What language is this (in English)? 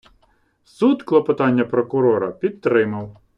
Ukrainian